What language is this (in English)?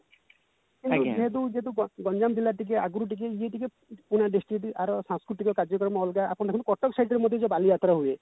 Odia